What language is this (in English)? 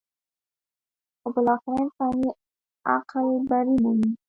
Pashto